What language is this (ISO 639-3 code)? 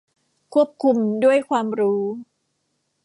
tha